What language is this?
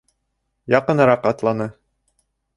Bashkir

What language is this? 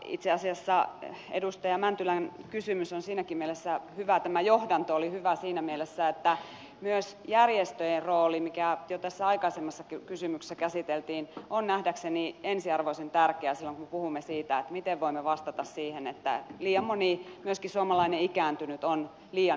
Finnish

